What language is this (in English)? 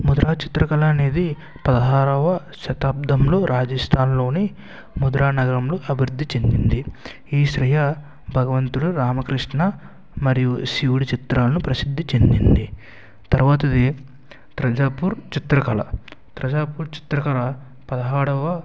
Telugu